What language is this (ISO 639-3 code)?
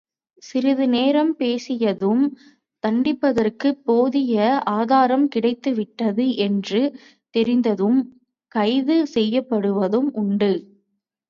tam